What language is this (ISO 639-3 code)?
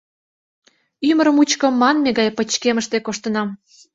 chm